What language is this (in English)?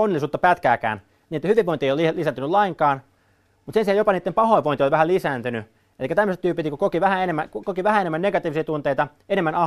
Finnish